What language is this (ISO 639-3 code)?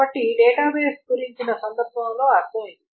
tel